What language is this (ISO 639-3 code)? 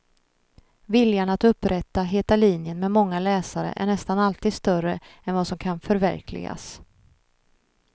swe